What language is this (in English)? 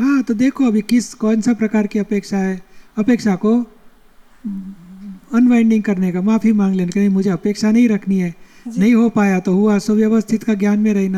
Gujarati